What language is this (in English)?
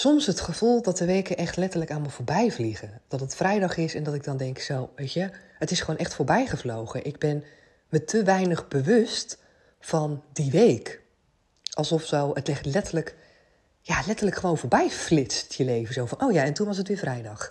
Dutch